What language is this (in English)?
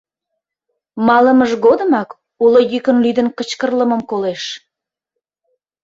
Mari